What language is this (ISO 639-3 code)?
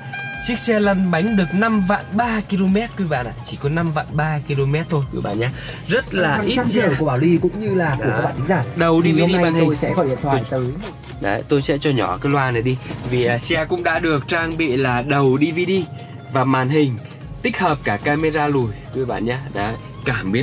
vie